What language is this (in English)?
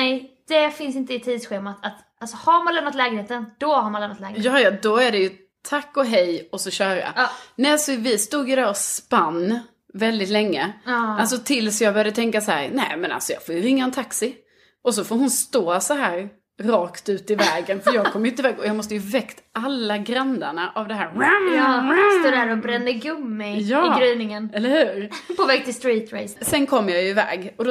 Swedish